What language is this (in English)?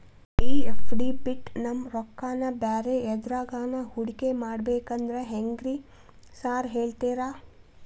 Kannada